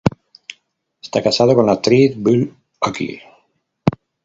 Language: Spanish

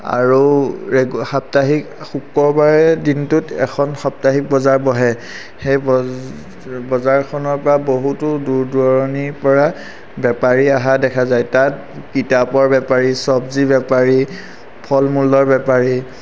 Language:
Assamese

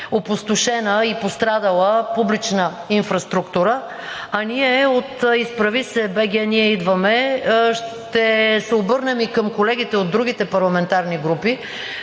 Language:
Bulgarian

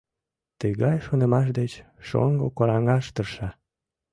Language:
Mari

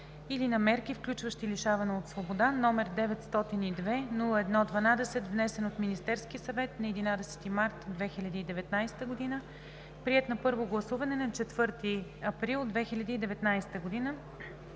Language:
Bulgarian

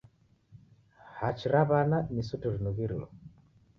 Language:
Taita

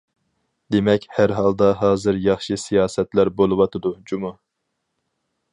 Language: Uyghur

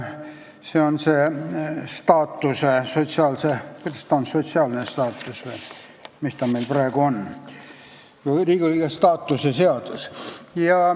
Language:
Estonian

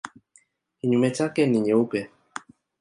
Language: Swahili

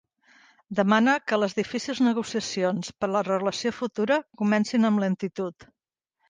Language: Catalan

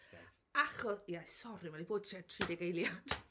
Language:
Welsh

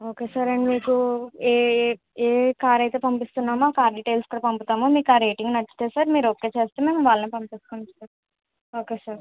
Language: Telugu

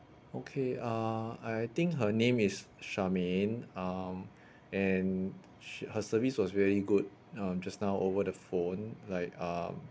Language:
English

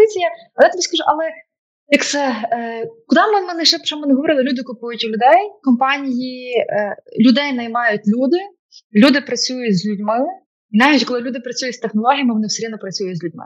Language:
Ukrainian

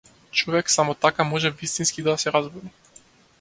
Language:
Macedonian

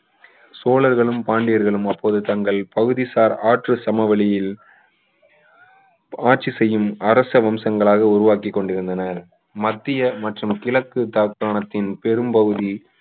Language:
Tamil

